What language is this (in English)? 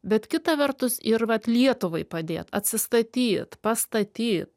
Lithuanian